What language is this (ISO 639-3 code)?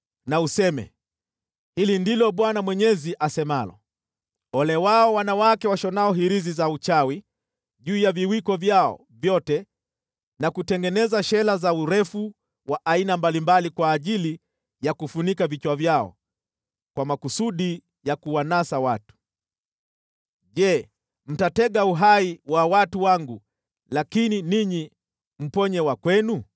swa